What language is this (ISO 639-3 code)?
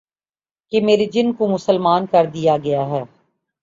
urd